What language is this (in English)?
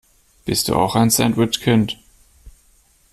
German